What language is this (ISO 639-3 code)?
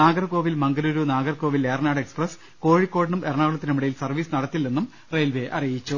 mal